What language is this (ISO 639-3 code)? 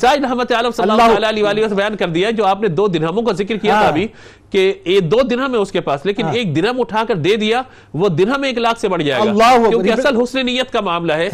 urd